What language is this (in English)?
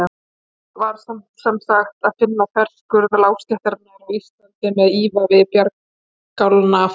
Icelandic